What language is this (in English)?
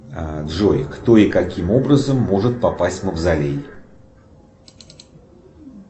Russian